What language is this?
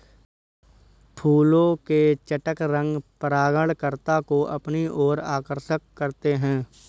Hindi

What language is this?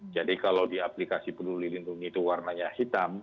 Indonesian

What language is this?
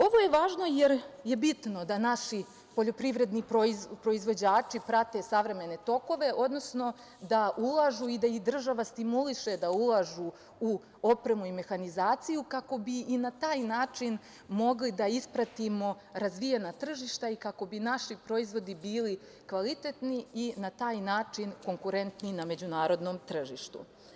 Serbian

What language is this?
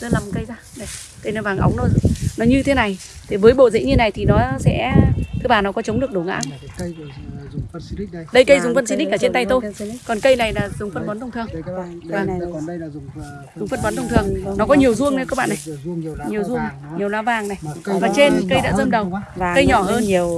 Vietnamese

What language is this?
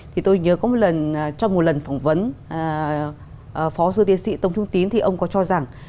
Vietnamese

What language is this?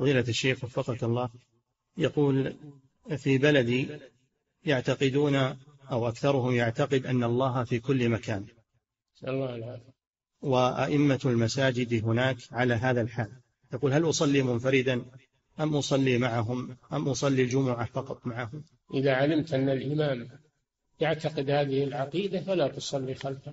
Arabic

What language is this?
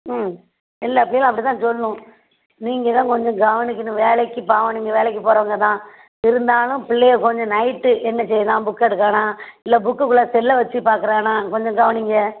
Tamil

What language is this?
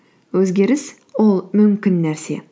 Kazakh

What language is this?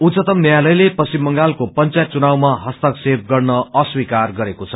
Nepali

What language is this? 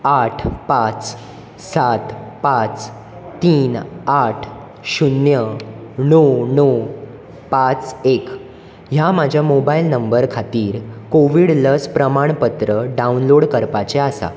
Konkani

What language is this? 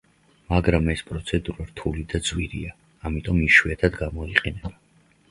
Georgian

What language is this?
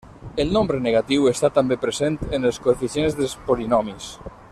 Catalan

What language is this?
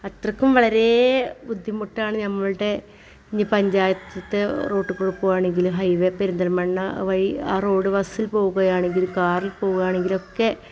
Malayalam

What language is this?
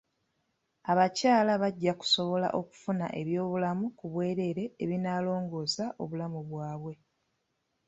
Ganda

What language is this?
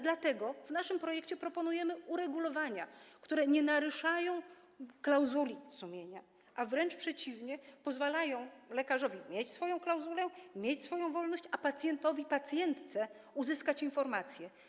Polish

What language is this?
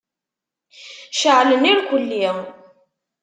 Kabyle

